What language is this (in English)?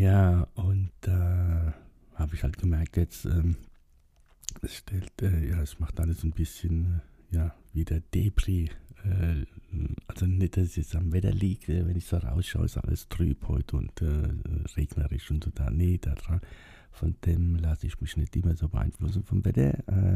German